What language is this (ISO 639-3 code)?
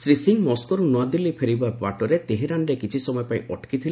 ori